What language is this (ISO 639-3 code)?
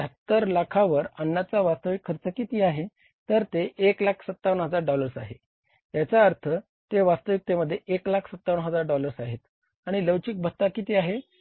mar